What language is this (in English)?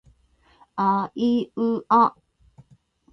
Japanese